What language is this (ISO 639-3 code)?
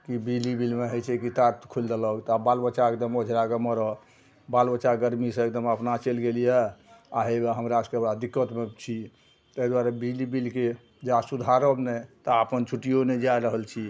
mai